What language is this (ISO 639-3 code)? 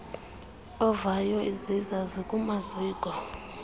xho